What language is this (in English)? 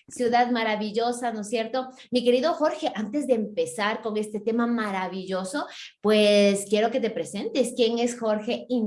Spanish